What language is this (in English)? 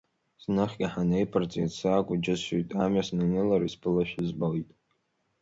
Abkhazian